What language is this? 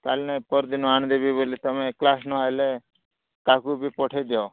Odia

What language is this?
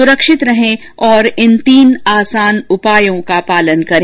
Hindi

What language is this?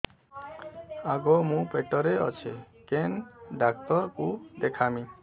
Odia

